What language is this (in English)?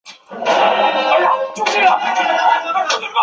Chinese